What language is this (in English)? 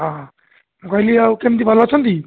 Odia